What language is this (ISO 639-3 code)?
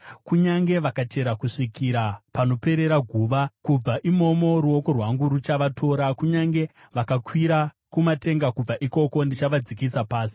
sna